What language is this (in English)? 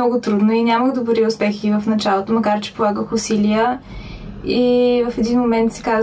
Bulgarian